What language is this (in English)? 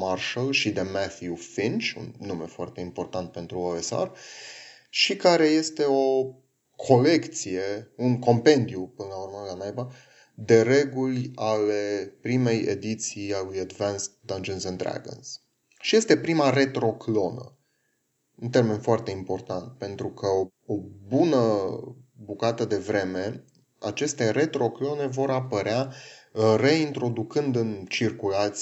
Romanian